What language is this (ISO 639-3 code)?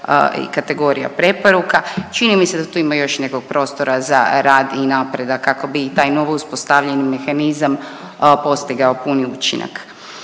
hrv